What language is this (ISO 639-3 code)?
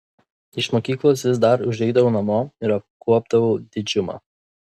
lit